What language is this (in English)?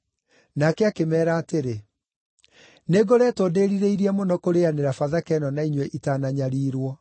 Kikuyu